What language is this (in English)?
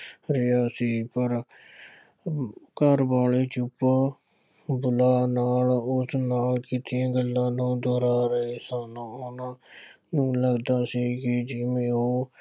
Punjabi